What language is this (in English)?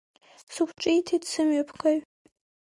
Abkhazian